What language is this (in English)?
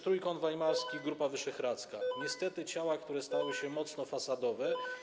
Polish